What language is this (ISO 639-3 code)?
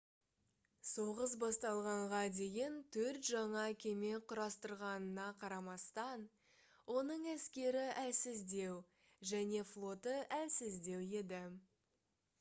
kaz